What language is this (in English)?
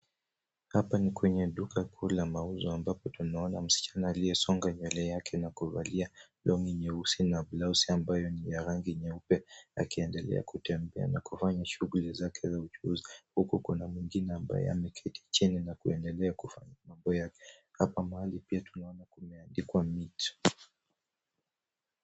Swahili